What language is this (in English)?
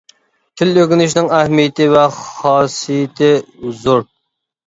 Uyghur